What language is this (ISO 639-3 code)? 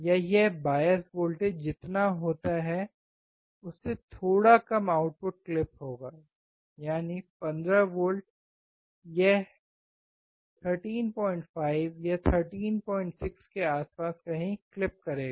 hin